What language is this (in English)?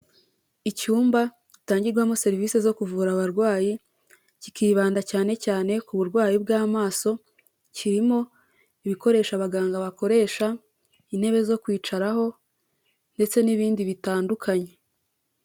Kinyarwanda